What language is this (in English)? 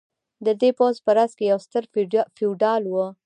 Pashto